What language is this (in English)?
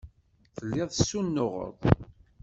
Kabyle